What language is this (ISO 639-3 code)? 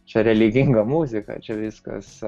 lit